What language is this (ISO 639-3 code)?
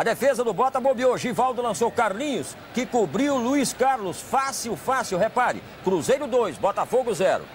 por